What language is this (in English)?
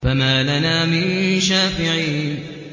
Arabic